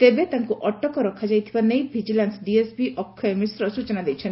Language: Odia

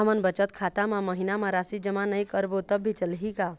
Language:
Chhattisgarhi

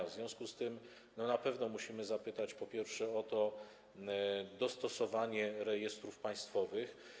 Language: Polish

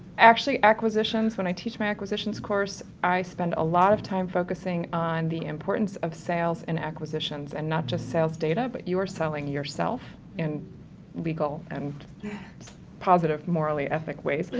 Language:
English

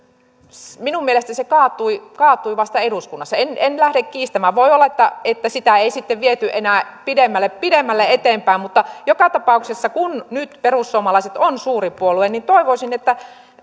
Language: Finnish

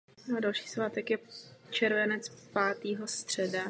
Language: Czech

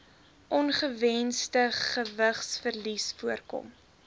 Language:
Afrikaans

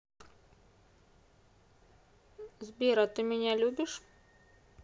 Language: Russian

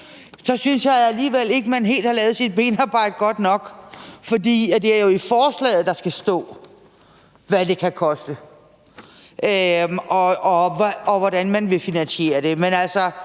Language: Danish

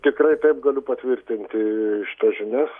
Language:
Lithuanian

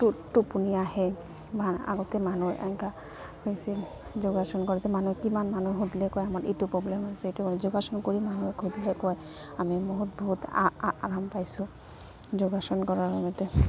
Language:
Assamese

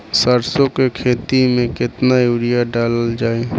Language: Bhojpuri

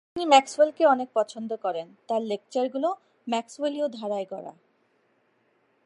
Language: Bangla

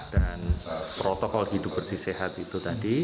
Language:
Indonesian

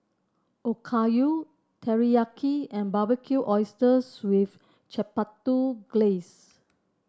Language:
English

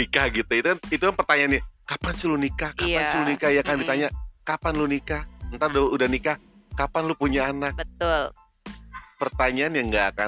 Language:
Indonesian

